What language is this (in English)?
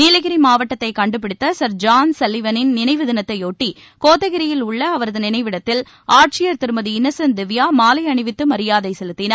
Tamil